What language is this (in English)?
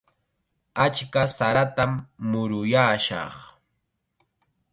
Chiquián Ancash Quechua